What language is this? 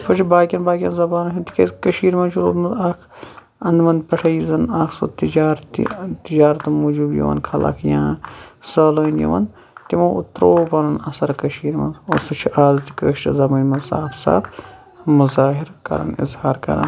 Kashmiri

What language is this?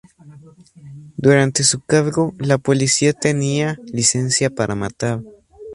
Spanish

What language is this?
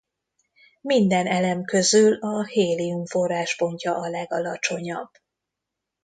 Hungarian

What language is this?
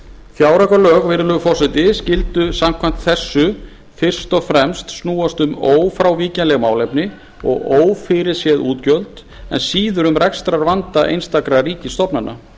Icelandic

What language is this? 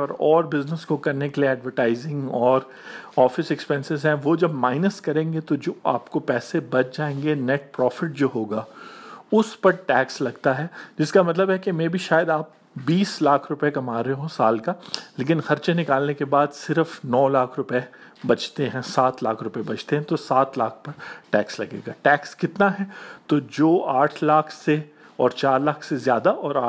Urdu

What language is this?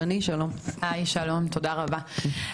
Hebrew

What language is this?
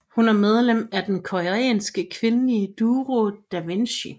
Danish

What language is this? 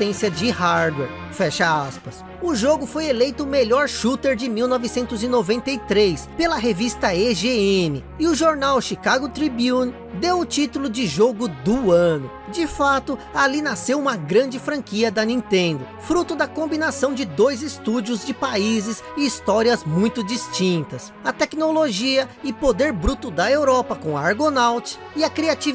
Portuguese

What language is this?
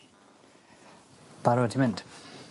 Welsh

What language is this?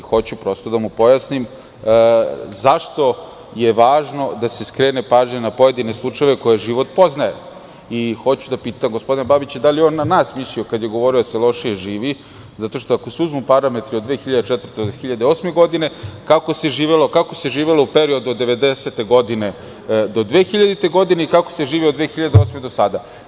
Serbian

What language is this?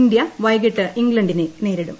Malayalam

